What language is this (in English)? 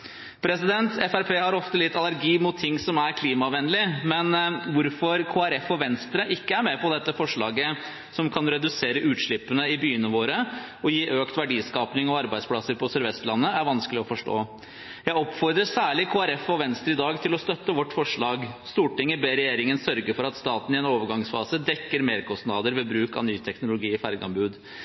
Norwegian Bokmål